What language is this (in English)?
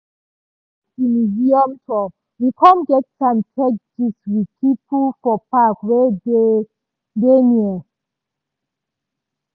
Nigerian Pidgin